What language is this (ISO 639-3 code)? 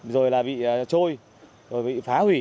vie